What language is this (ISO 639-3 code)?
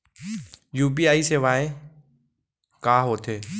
hne